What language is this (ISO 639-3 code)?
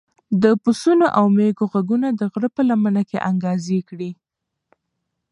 pus